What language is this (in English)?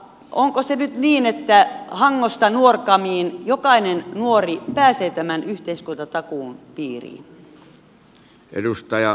Finnish